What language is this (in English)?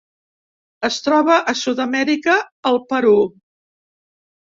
Catalan